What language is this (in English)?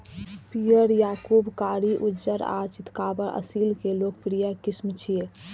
Maithili